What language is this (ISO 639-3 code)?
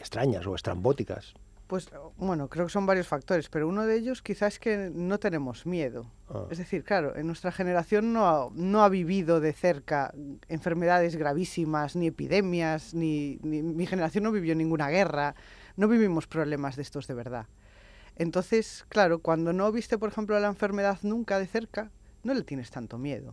spa